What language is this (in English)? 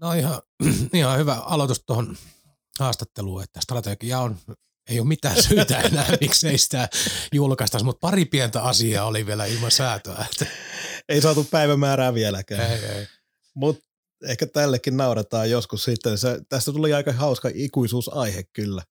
Finnish